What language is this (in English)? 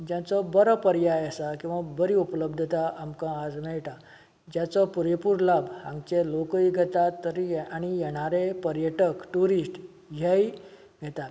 Konkani